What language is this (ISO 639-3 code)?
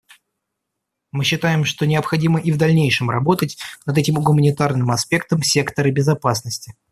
rus